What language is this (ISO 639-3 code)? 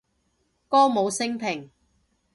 yue